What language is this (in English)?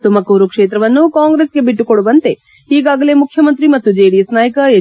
Kannada